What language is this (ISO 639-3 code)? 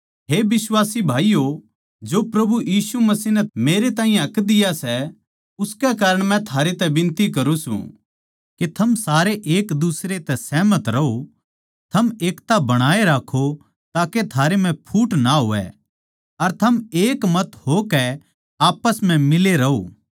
bgc